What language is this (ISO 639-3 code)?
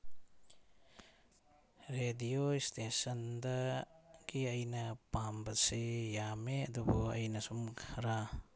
mni